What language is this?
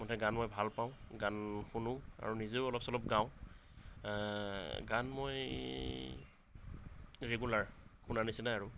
Assamese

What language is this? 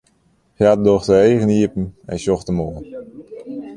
Western Frisian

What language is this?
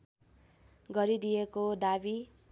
Nepali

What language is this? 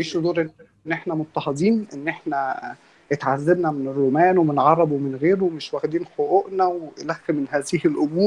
Arabic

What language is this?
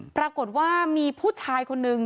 Thai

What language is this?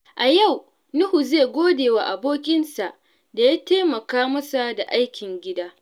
Hausa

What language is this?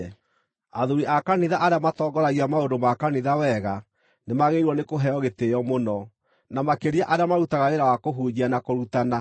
Kikuyu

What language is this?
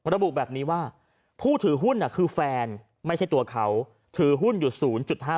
Thai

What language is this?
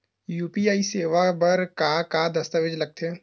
Chhattisgarhi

